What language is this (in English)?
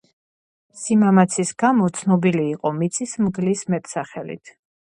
Georgian